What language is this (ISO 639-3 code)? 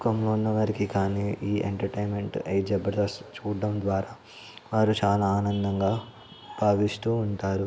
tel